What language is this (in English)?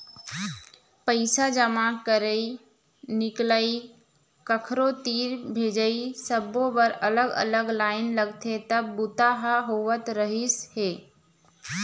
Chhattisgarhi